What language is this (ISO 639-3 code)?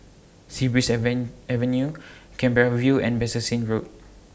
eng